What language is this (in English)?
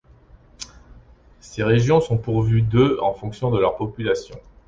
French